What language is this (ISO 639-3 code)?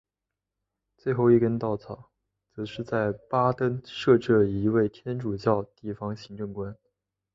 zho